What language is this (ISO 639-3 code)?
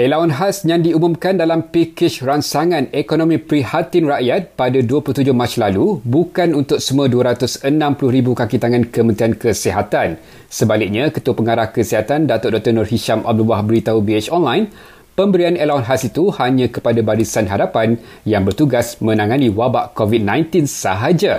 msa